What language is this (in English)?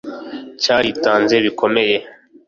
Kinyarwanda